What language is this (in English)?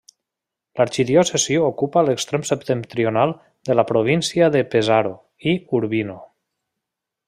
Catalan